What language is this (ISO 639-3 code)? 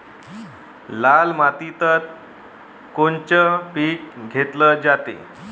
mar